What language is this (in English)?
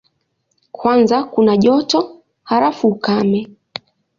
Swahili